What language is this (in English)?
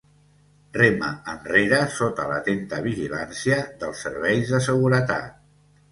Catalan